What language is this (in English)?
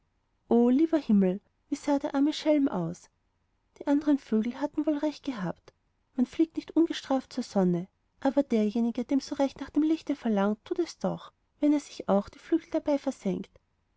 German